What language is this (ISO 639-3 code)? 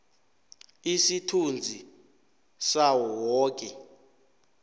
nbl